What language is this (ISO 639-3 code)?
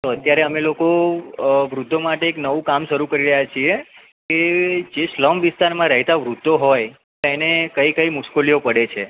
guj